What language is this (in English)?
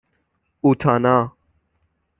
Persian